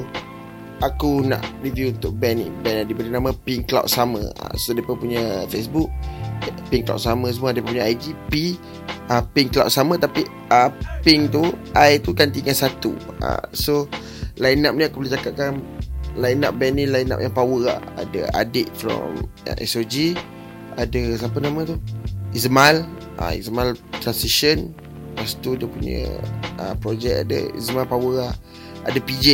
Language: Malay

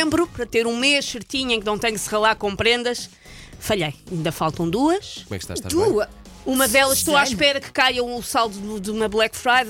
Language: Portuguese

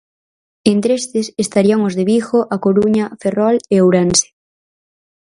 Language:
Galician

